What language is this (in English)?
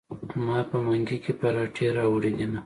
Pashto